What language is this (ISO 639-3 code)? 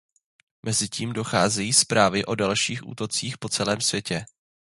ces